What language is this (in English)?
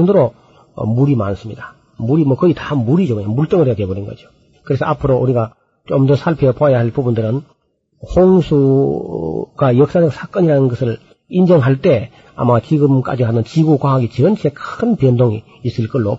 Korean